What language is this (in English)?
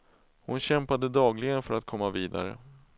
Swedish